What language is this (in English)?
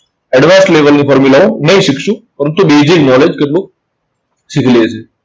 Gujarati